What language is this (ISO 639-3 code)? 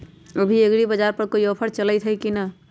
mag